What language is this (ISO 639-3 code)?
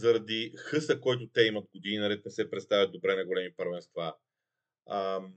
bul